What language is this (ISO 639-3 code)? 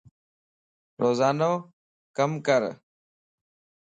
lss